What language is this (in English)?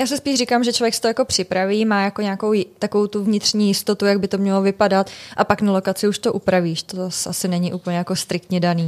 Czech